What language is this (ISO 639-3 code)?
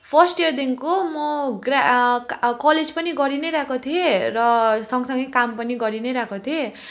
nep